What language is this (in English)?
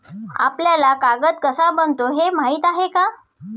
Marathi